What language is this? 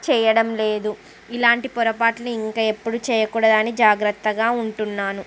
Telugu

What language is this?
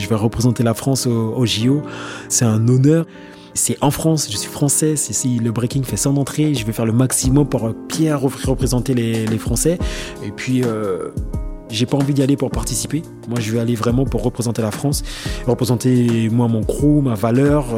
French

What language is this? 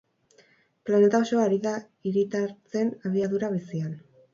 Basque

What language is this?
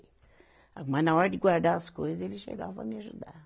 Portuguese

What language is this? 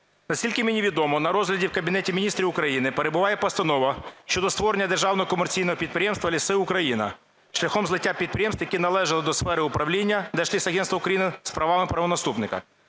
Ukrainian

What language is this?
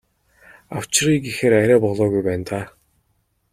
Mongolian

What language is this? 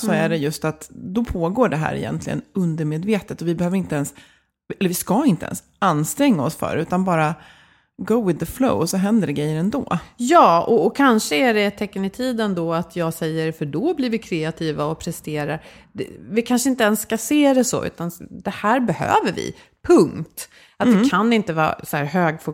Swedish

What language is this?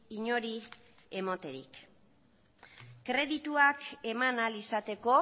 Basque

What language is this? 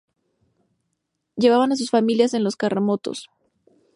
Spanish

